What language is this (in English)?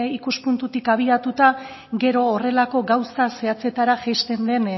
Basque